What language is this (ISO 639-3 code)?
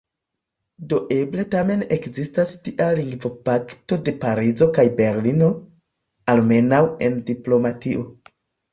epo